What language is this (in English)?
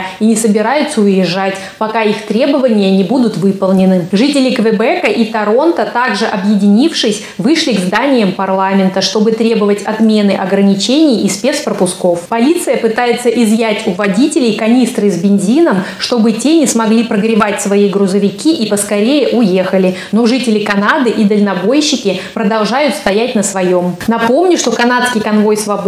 Russian